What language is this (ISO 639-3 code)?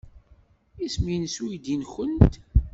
kab